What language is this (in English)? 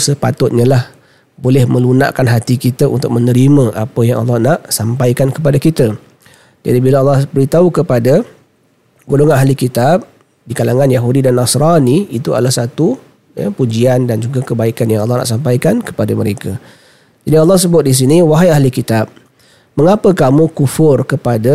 Malay